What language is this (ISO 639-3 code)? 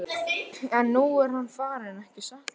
isl